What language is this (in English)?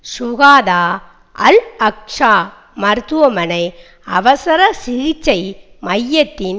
Tamil